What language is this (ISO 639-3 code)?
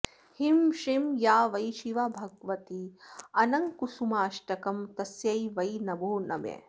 san